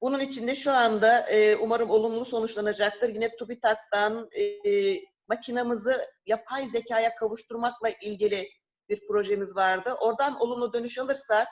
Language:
Turkish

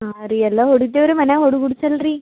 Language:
Kannada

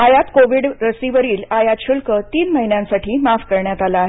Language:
Marathi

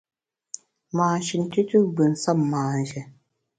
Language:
Bamun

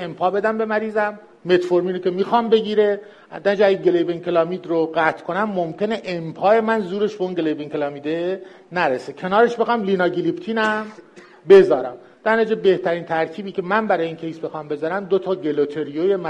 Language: Persian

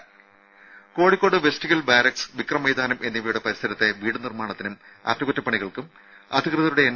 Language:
Malayalam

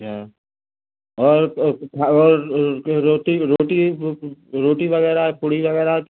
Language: Hindi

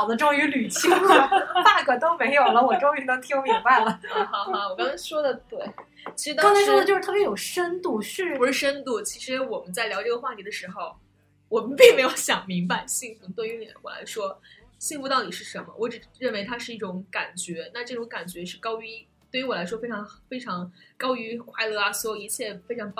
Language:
Chinese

